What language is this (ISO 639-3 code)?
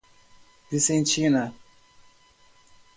por